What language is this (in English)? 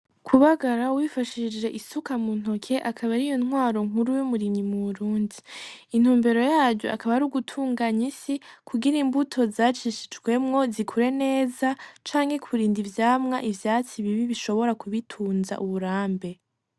Rundi